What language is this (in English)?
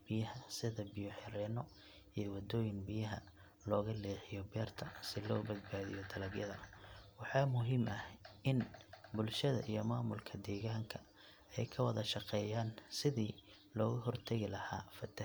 Somali